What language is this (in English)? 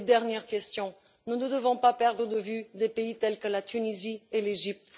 French